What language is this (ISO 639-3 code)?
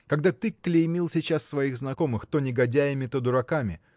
rus